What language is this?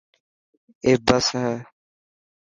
Dhatki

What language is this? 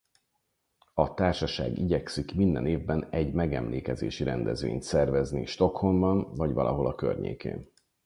Hungarian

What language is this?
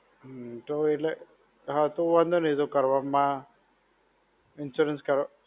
Gujarati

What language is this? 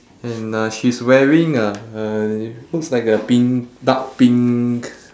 English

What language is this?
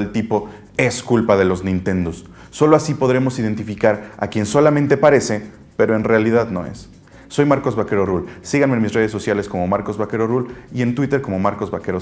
Spanish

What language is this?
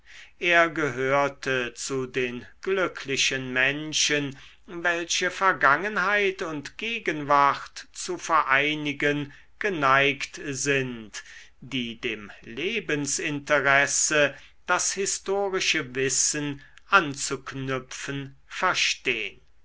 German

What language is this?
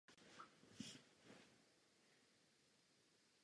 Czech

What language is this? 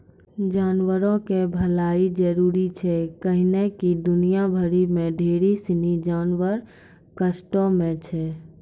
Maithili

